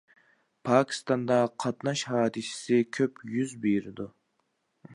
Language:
Uyghur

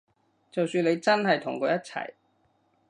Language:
Cantonese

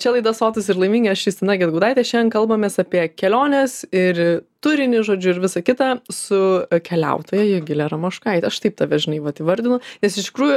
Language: Lithuanian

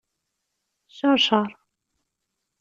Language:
Kabyle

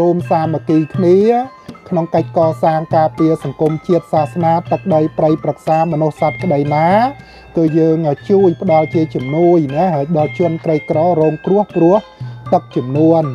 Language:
Thai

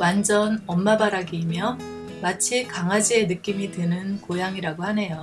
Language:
Korean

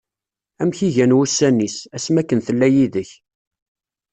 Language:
Kabyle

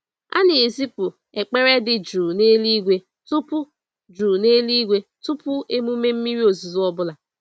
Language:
Igbo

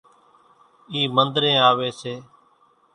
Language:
Kachi Koli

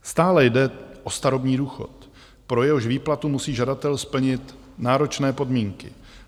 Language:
Czech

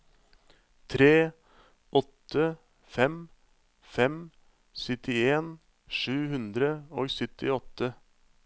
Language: Norwegian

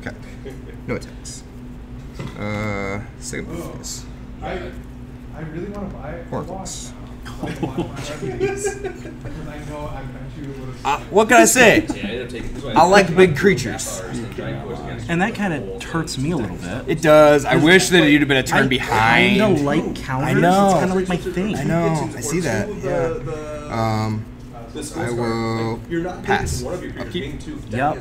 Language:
English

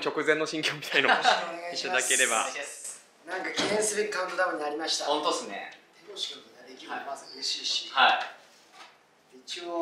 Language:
Japanese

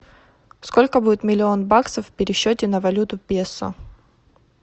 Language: Russian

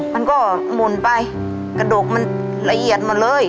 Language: Thai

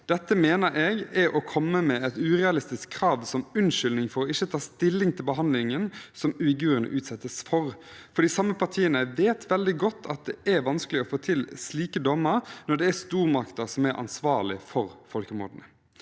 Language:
Norwegian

